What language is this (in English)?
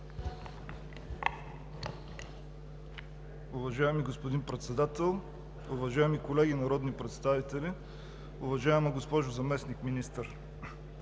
Bulgarian